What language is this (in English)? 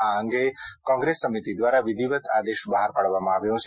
Gujarati